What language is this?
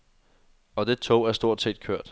Danish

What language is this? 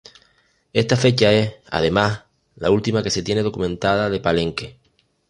Spanish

